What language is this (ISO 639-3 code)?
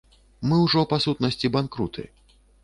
bel